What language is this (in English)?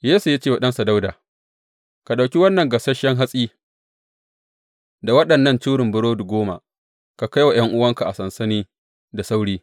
Hausa